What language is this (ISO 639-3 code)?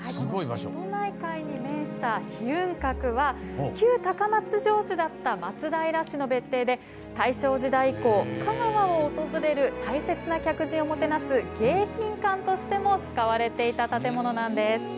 jpn